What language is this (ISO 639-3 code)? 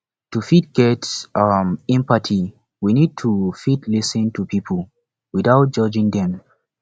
pcm